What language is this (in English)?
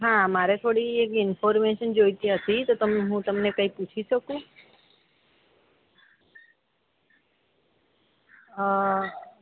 Gujarati